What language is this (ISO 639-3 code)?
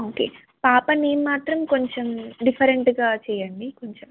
tel